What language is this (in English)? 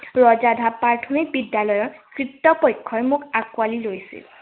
Assamese